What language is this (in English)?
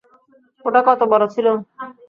Bangla